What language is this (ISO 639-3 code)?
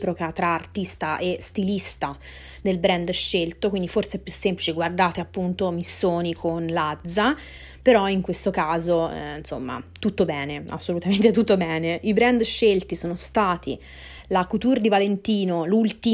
ita